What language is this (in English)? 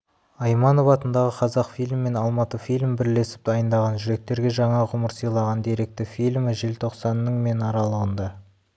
Kazakh